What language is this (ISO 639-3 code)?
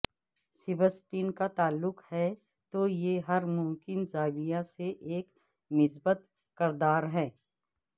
urd